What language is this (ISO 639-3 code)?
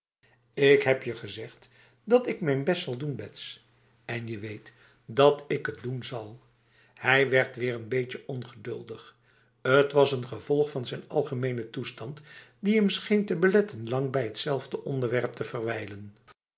nld